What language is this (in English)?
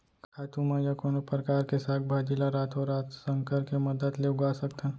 Chhattisgarhi